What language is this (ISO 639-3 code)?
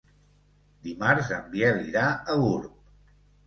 cat